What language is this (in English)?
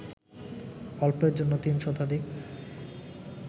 Bangla